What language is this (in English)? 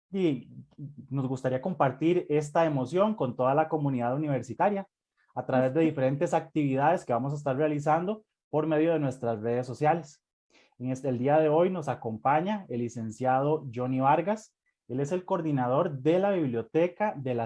Spanish